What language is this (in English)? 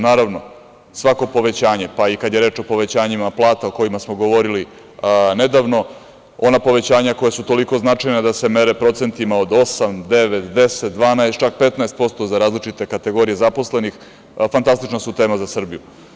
Serbian